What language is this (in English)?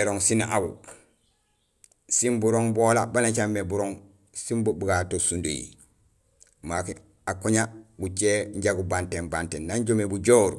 Gusilay